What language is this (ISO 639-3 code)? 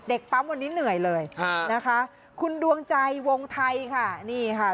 tha